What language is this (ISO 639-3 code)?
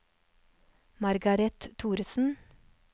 nor